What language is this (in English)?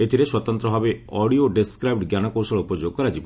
Odia